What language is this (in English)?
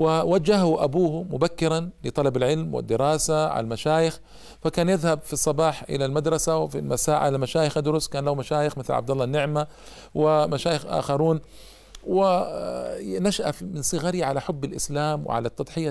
Arabic